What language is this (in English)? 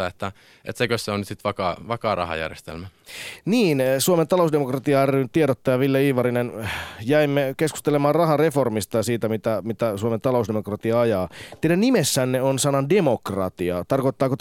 Finnish